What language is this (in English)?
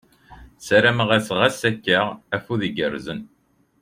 Kabyle